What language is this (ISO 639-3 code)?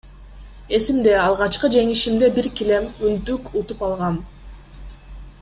kir